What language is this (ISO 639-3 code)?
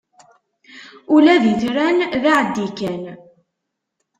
kab